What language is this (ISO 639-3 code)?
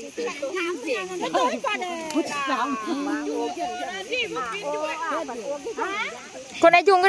tha